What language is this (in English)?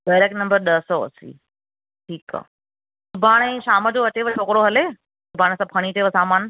Sindhi